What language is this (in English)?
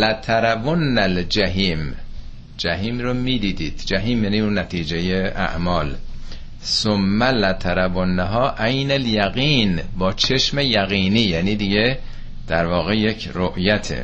Persian